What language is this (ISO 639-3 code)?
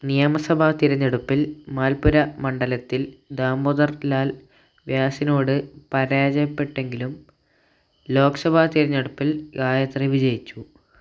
mal